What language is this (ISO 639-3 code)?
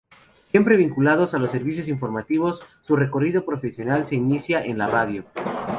spa